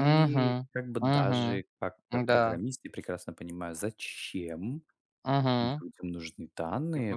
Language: Russian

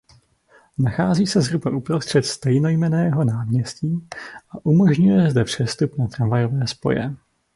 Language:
Czech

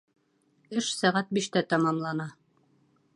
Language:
Bashkir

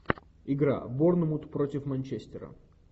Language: Russian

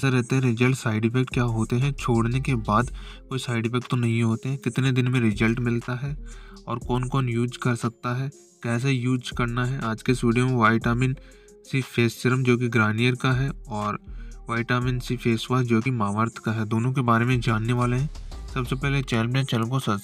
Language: Hindi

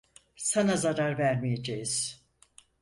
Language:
Turkish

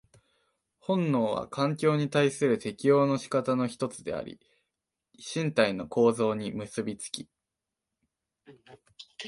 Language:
Japanese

